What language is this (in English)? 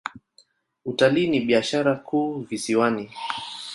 Swahili